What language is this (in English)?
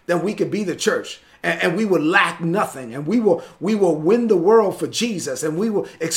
English